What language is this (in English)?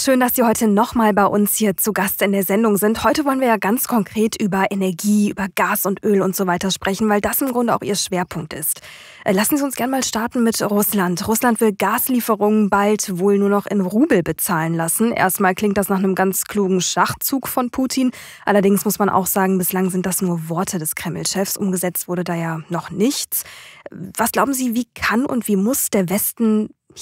German